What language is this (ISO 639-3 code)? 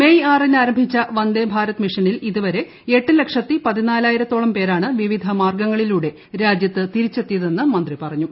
mal